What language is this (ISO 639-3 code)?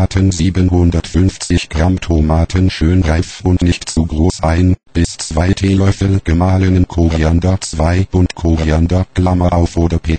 deu